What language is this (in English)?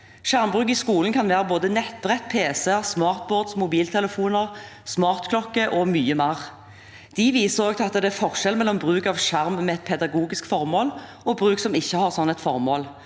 Norwegian